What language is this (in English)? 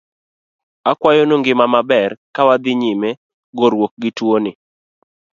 Luo (Kenya and Tanzania)